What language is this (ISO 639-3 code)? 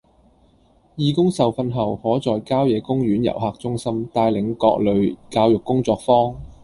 yue